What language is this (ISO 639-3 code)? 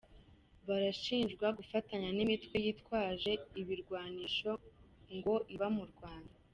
kin